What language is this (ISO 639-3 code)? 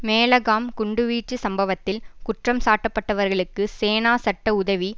tam